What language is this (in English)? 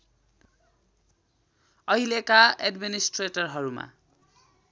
Nepali